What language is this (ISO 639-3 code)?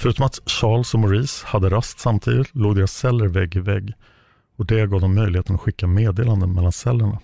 swe